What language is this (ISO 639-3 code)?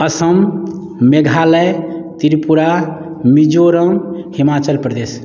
mai